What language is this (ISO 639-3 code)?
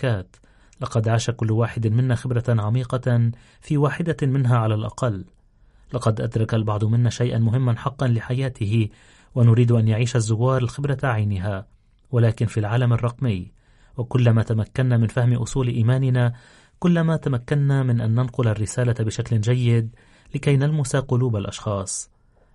ara